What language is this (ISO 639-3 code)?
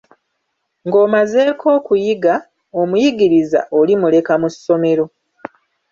lug